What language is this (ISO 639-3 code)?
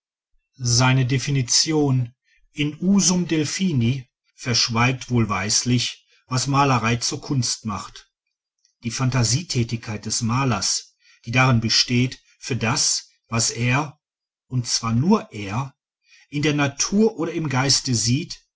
deu